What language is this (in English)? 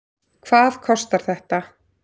Icelandic